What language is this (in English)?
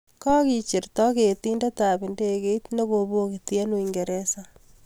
Kalenjin